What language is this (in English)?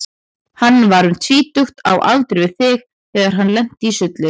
Icelandic